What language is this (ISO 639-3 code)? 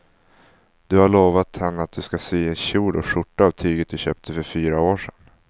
swe